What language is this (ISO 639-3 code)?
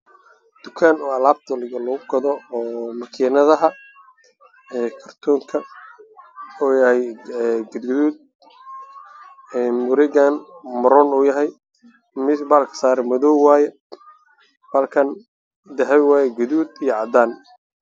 som